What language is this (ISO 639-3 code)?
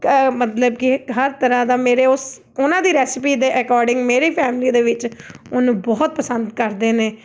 pan